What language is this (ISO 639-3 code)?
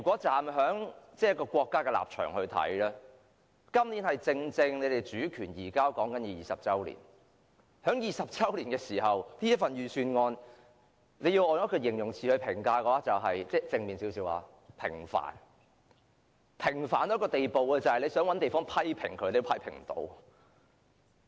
yue